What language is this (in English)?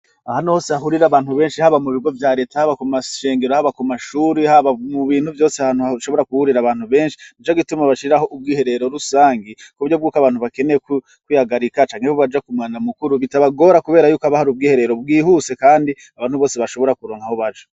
Rundi